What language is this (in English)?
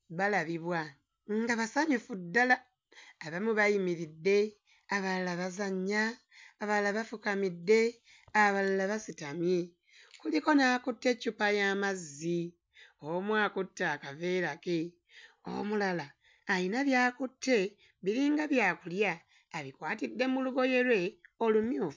Ganda